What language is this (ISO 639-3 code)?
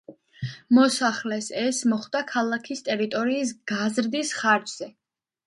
kat